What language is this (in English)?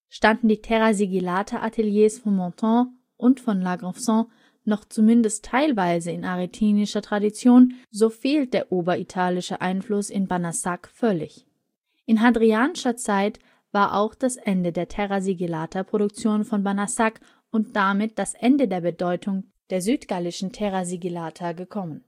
German